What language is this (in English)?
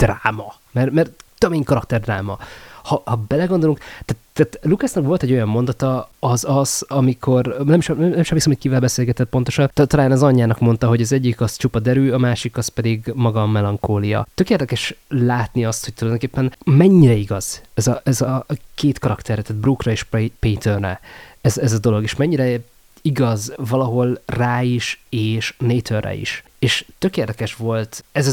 Hungarian